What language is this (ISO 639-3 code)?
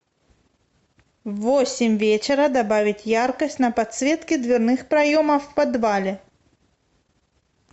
rus